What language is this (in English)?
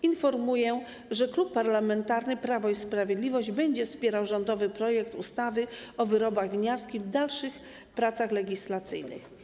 Polish